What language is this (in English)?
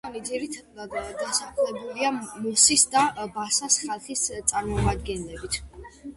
Georgian